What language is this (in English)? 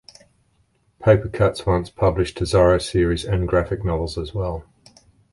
English